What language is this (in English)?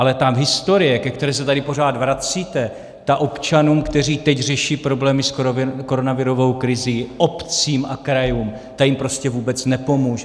Czech